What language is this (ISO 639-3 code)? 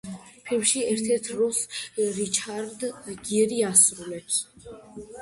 kat